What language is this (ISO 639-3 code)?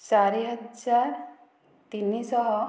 ori